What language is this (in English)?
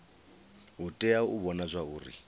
Venda